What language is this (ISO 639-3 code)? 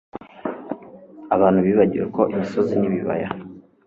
kin